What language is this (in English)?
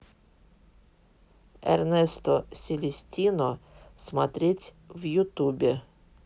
Russian